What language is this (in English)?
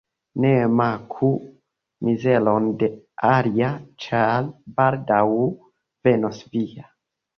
Esperanto